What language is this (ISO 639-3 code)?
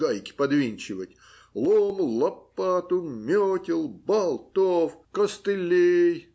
rus